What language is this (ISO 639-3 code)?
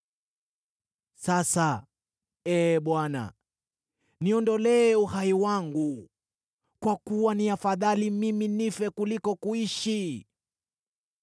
swa